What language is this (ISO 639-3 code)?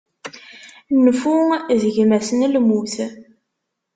kab